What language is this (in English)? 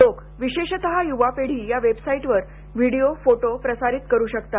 Marathi